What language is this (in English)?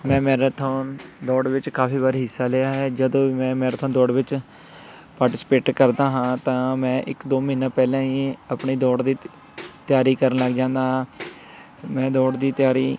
Punjabi